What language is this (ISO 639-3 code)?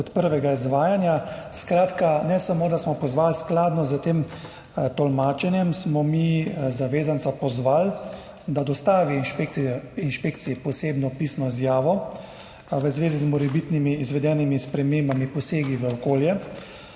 slv